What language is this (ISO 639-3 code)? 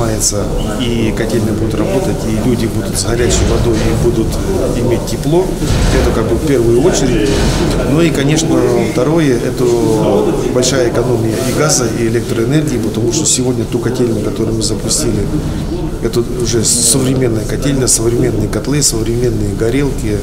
rus